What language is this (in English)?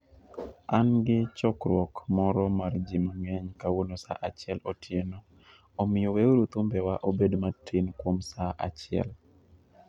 Luo (Kenya and Tanzania)